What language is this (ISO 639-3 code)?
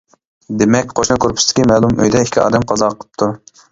uig